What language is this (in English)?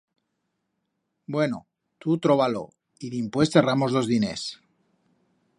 Aragonese